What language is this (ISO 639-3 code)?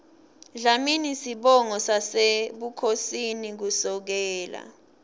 ssw